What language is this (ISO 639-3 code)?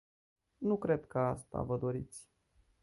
ron